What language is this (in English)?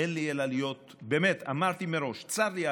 Hebrew